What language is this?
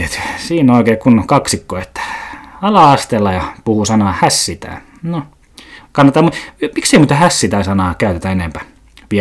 Finnish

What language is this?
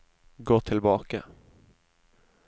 Norwegian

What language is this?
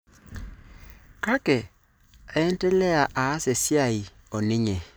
Masai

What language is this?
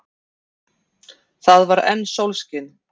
Icelandic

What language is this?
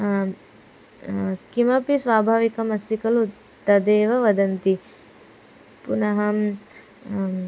Sanskrit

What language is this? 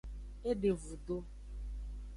Aja (Benin)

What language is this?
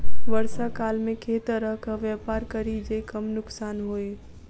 Maithili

